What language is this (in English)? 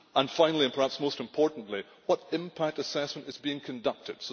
English